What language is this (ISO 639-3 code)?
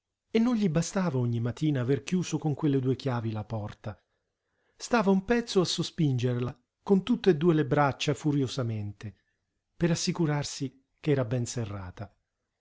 ita